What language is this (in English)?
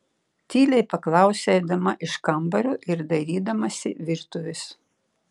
Lithuanian